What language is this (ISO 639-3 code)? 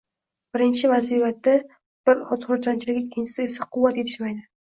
uzb